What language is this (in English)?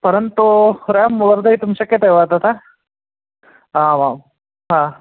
Sanskrit